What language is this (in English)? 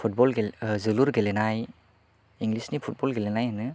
Bodo